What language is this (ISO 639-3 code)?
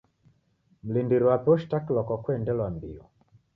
dav